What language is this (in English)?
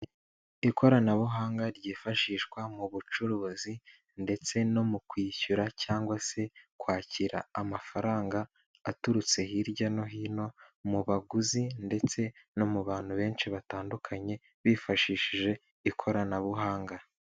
Kinyarwanda